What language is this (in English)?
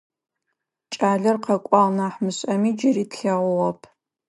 Adyghe